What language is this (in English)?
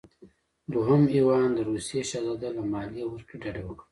Pashto